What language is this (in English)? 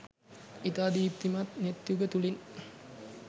Sinhala